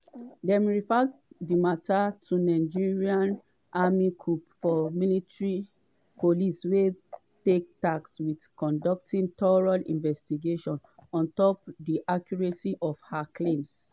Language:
Nigerian Pidgin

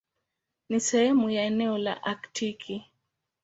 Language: Swahili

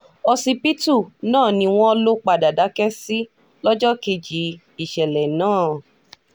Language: Yoruba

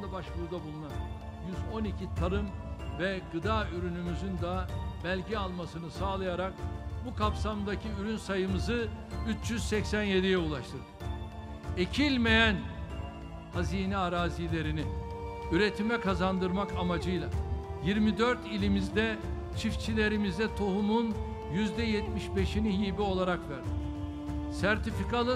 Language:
Turkish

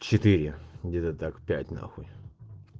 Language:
Russian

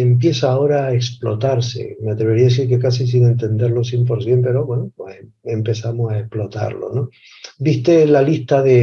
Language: Spanish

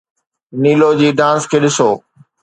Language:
Sindhi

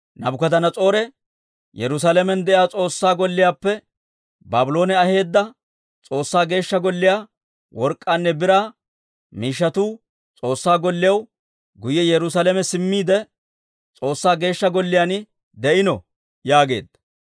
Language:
Dawro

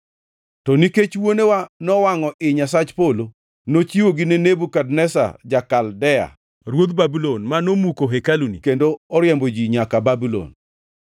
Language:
Luo (Kenya and Tanzania)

